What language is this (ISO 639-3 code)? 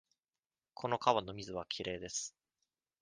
jpn